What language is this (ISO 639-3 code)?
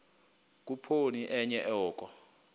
xho